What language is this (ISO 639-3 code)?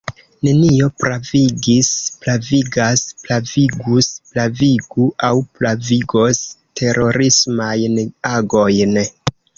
epo